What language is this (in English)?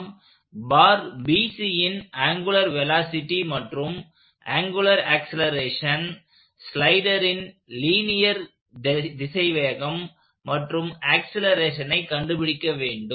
Tamil